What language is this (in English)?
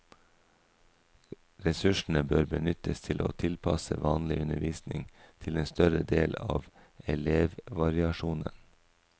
Norwegian